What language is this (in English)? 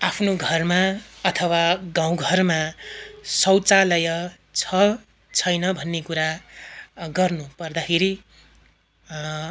Nepali